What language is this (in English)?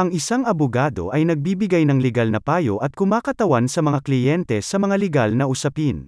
Filipino